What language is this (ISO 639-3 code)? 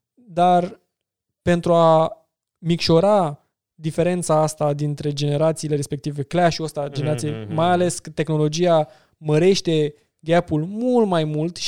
ron